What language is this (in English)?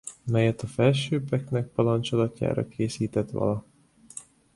Hungarian